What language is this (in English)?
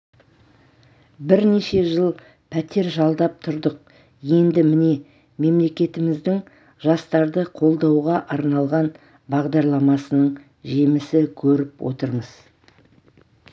Kazakh